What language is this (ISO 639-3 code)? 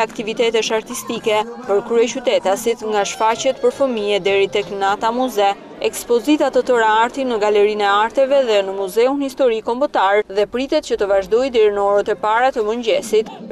ron